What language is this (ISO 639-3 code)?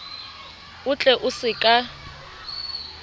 sot